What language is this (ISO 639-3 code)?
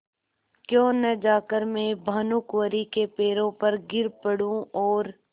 hin